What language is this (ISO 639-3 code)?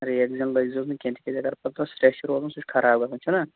kas